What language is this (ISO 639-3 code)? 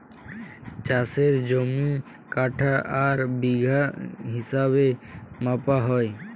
ben